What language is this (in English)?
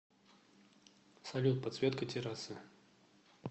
Russian